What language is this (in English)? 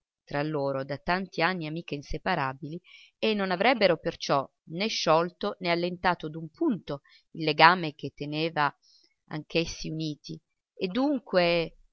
Italian